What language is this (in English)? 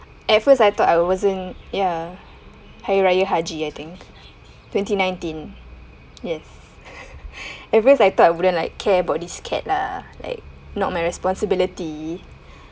English